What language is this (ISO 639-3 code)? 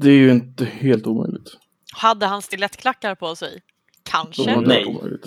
swe